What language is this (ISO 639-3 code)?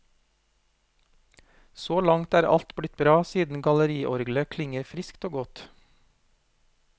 nor